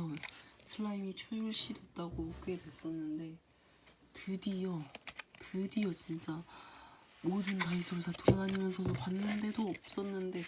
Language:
Korean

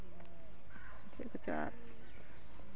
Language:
Santali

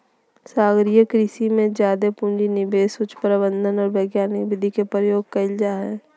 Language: Magahi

